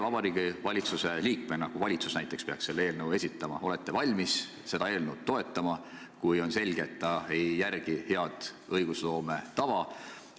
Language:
Estonian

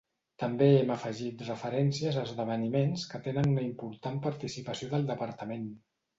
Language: Catalan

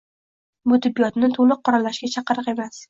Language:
Uzbek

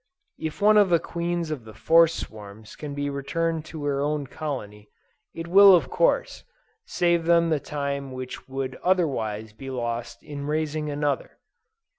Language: English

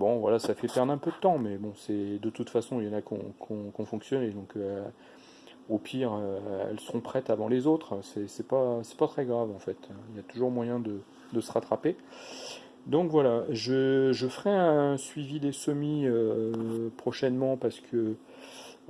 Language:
French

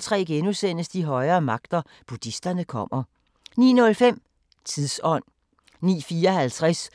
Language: Danish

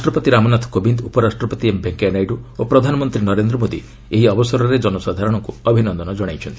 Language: Odia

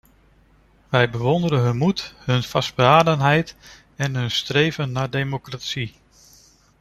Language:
Dutch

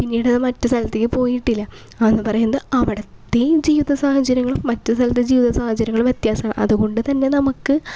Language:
Malayalam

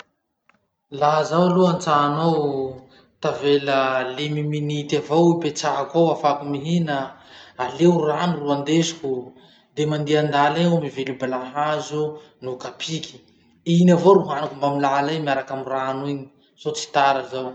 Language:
Masikoro Malagasy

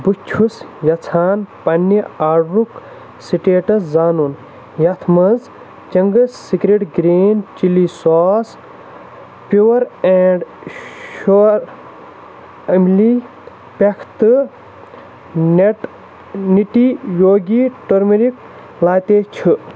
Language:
Kashmiri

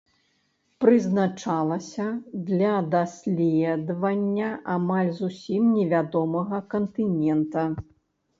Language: Belarusian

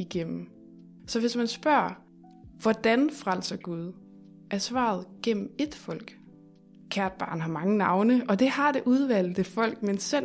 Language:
Danish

